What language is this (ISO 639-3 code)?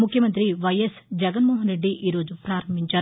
tel